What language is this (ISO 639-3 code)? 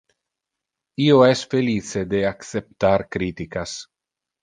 ina